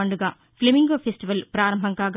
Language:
Telugu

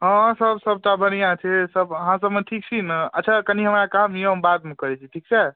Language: Maithili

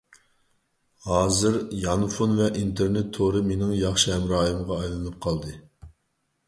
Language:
Uyghur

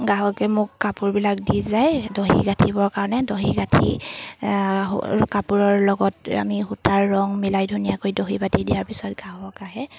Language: Assamese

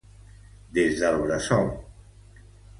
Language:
Catalan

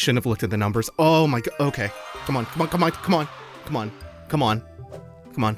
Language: English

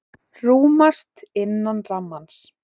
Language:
Icelandic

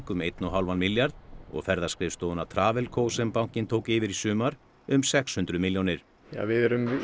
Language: Icelandic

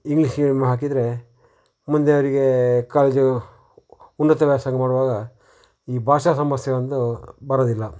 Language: Kannada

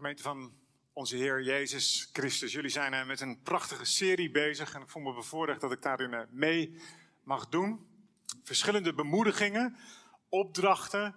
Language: Dutch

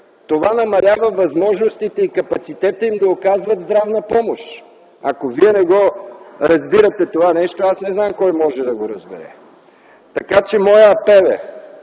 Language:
Bulgarian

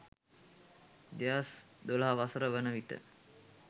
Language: Sinhala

